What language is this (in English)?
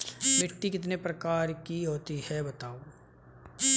Hindi